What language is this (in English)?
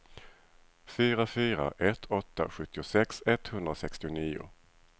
Swedish